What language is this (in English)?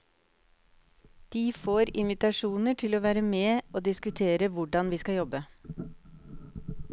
Norwegian